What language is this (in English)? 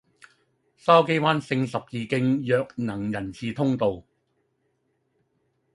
Cantonese